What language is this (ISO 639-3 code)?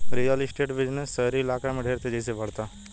bho